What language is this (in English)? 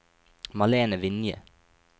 Norwegian